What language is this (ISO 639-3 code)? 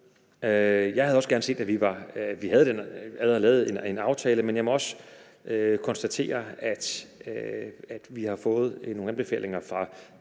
dan